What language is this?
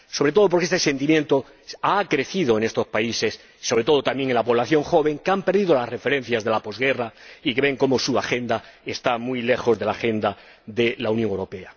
Spanish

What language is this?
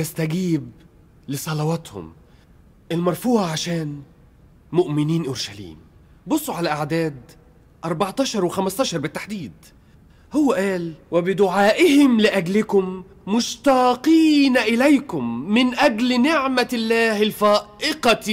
Arabic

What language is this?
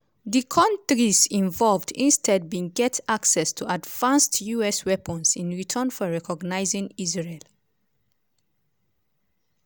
Nigerian Pidgin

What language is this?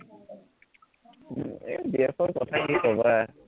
Assamese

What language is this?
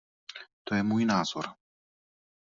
Czech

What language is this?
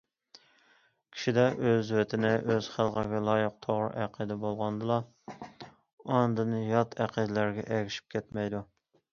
Uyghur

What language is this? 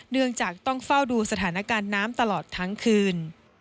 Thai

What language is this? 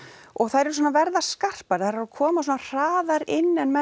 Icelandic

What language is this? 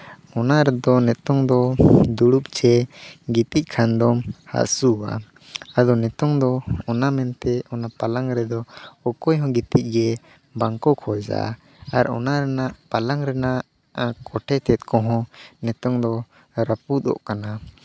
Santali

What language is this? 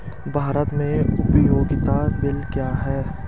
Hindi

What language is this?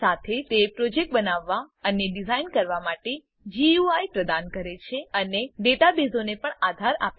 Gujarati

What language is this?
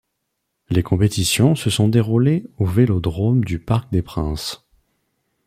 French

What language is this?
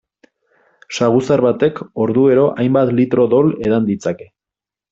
Basque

